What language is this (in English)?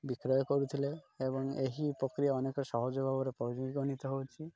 Odia